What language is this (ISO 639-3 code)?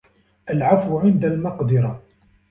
ara